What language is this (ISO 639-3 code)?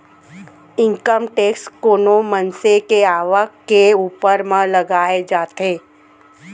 hne